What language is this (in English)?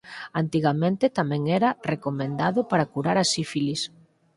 Galician